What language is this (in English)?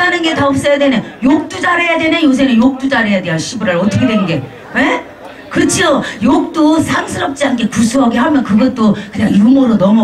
Korean